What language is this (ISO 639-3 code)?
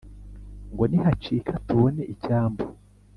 kin